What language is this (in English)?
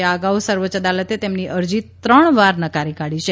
Gujarati